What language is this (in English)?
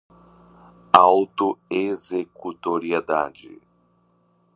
Portuguese